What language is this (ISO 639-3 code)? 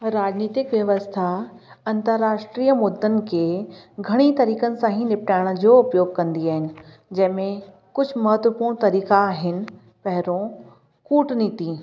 snd